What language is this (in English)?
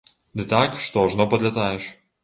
Belarusian